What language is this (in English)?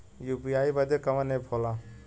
Bhojpuri